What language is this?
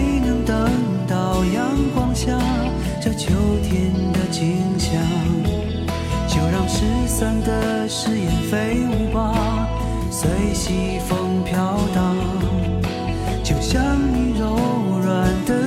Chinese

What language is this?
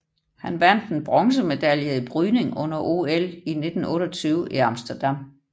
Danish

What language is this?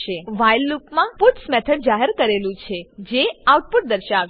Gujarati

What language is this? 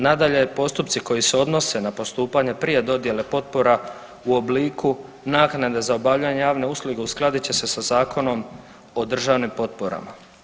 Croatian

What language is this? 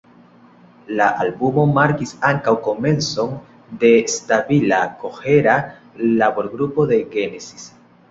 Esperanto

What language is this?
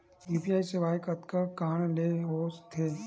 Chhattisgarhi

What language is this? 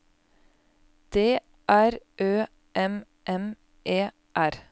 Norwegian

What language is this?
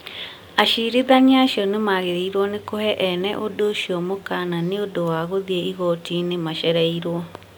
Kikuyu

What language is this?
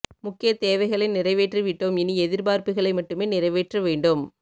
Tamil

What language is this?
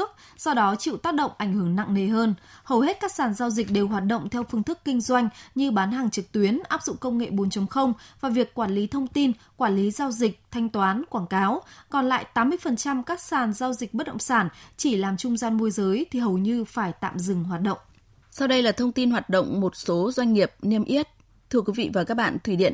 Vietnamese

